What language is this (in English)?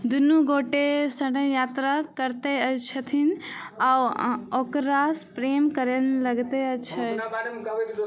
Maithili